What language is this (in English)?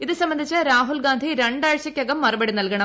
Malayalam